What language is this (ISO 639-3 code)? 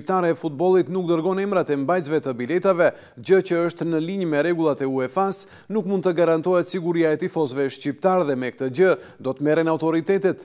ron